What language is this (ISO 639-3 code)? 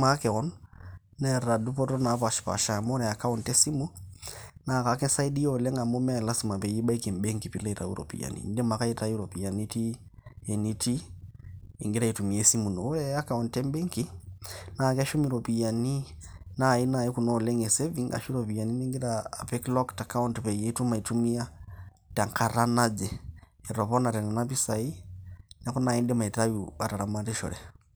mas